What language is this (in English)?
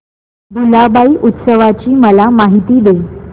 Marathi